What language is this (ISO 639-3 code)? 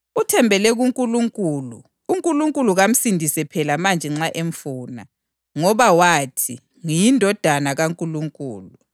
nde